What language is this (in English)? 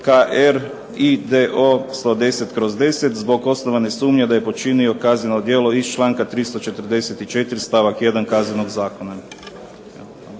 Croatian